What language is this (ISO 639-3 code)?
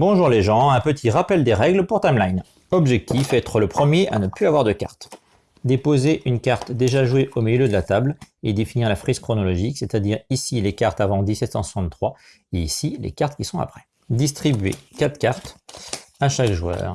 fra